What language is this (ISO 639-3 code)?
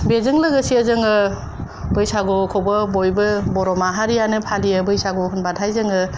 brx